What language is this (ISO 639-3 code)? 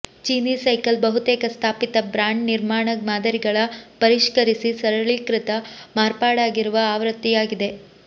kan